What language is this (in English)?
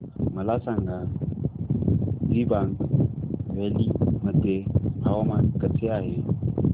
Marathi